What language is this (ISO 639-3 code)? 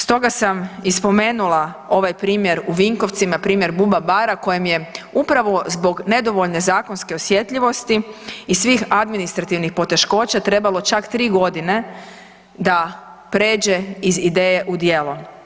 hrv